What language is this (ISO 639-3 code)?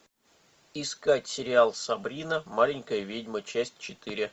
rus